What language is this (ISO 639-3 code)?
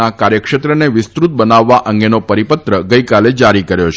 guj